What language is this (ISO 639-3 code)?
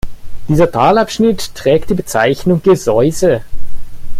deu